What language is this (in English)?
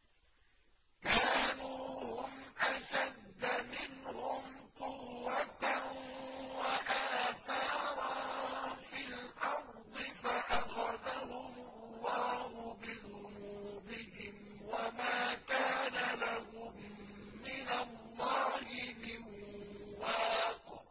Arabic